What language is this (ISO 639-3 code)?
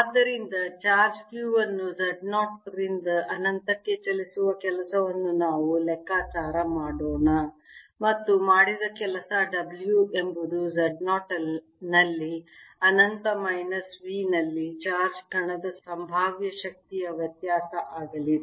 kan